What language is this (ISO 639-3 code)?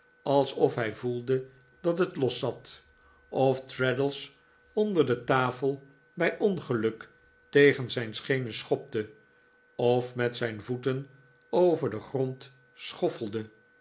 nld